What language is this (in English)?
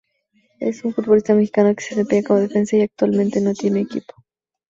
Spanish